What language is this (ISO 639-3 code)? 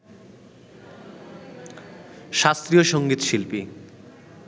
ben